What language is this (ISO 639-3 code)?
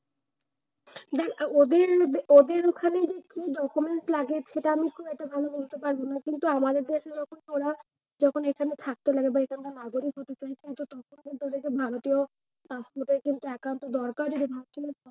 ben